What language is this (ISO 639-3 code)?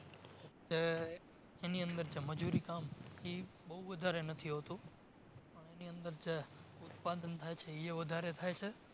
guj